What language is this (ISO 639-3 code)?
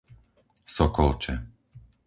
slk